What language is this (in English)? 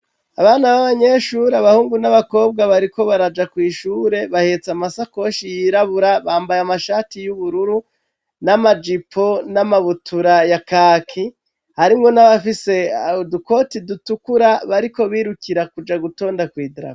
Rundi